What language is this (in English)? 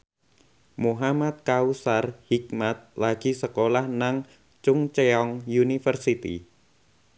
Javanese